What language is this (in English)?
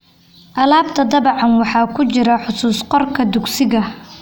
Somali